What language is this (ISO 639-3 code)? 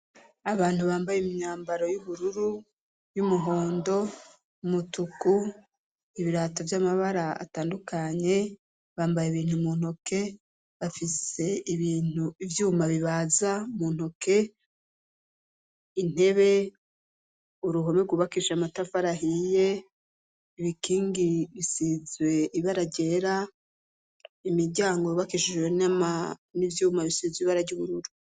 run